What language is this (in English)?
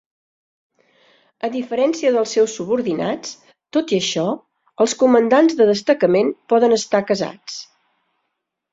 Catalan